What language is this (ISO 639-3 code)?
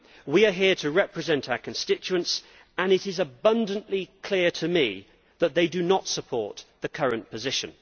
eng